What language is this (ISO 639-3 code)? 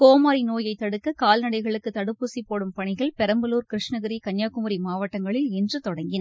tam